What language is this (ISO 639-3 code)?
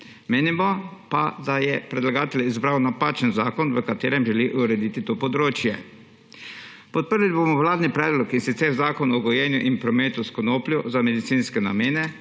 slv